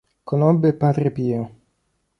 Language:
Italian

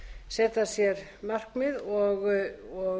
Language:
Icelandic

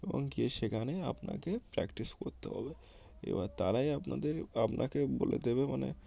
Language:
Bangla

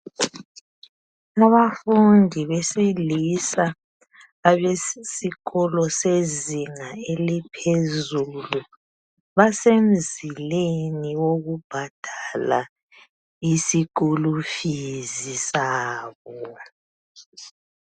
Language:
North Ndebele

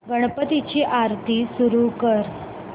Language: Marathi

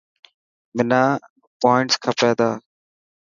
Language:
Dhatki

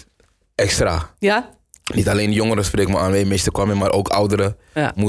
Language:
Dutch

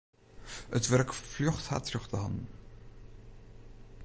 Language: Western Frisian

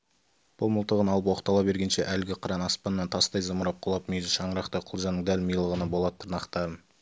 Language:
Kazakh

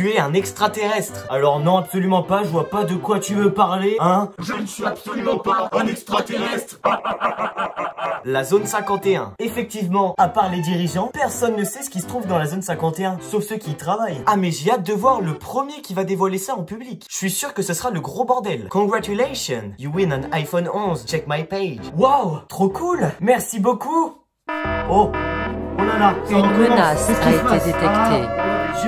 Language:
French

